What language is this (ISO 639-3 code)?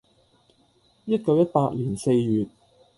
yue